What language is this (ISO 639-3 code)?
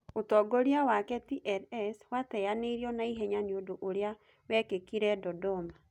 kik